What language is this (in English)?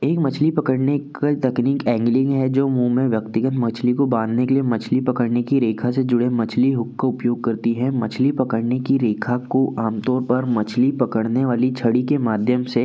Hindi